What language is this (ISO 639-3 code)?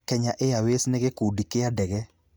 kik